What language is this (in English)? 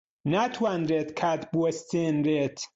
Central Kurdish